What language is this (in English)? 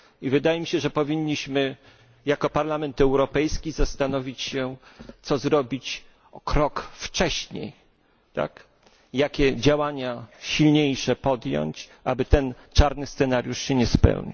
Polish